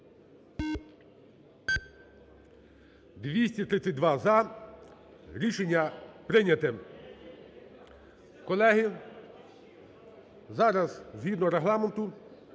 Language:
Ukrainian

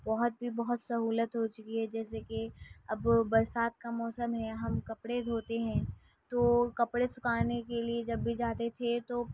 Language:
Urdu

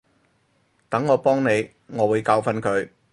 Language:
Cantonese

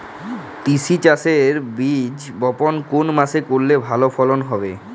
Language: Bangla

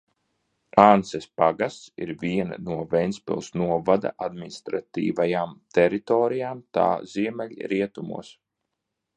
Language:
Latvian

